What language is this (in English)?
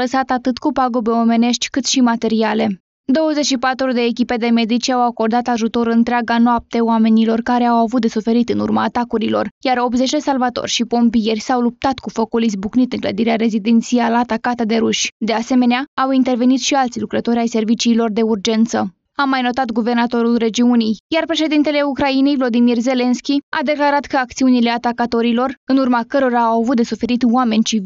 Romanian